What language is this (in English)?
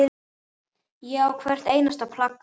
Icelandic